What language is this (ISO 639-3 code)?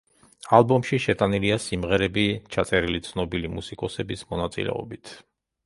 kat